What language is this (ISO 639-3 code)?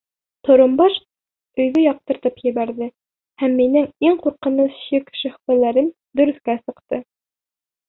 bak